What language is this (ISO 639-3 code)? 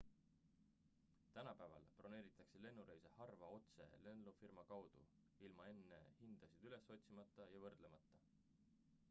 est